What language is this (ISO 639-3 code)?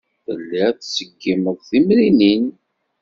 kab